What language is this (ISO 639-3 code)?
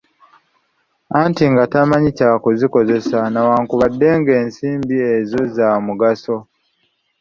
lug